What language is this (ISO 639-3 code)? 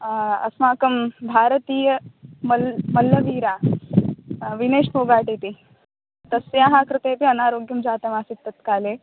san